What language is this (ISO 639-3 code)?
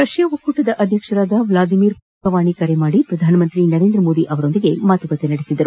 kan